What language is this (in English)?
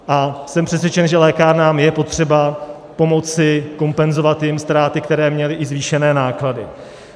Czech